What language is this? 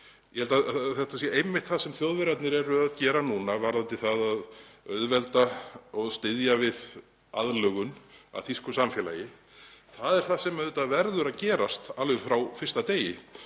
Icelandic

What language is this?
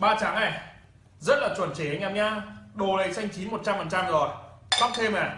Vietnamese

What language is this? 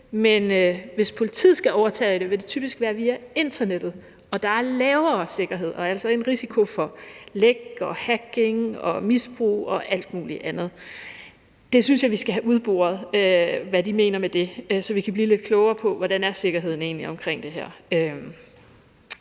Danish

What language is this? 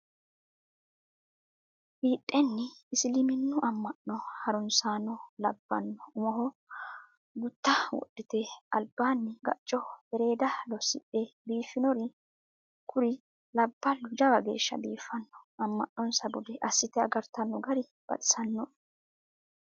Sidamo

